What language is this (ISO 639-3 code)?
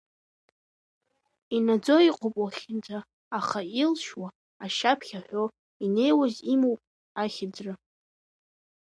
abk